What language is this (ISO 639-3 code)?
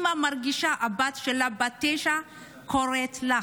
heb